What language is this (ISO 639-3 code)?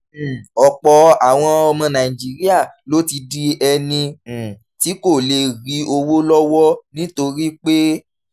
yor